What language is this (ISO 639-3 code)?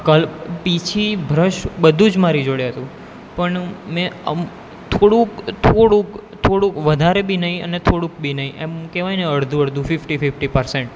guj